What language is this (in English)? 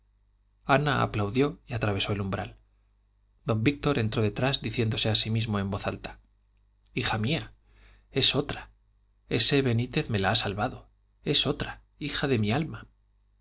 Spanish